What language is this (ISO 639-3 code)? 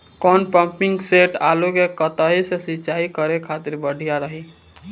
bho